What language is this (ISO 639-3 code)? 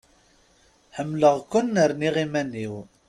kab